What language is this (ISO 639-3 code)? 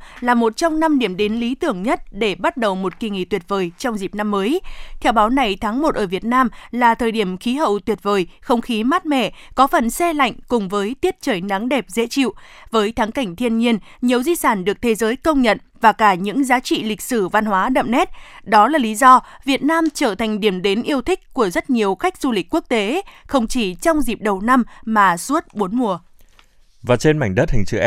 vie